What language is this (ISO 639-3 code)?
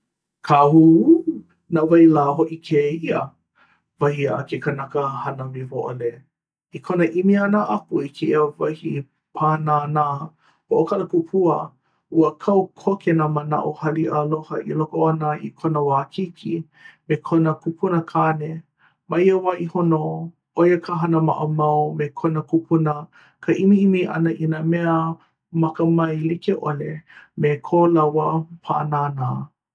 haw